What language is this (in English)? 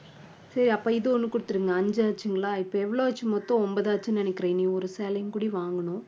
Tamil